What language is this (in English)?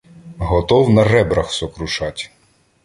Ukrainian